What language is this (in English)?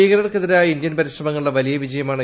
Malayalam